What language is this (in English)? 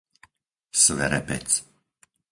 Slovak